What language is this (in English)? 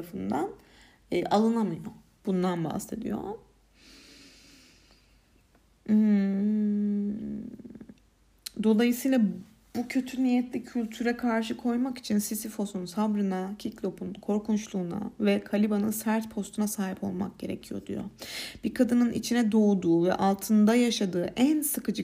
Turkish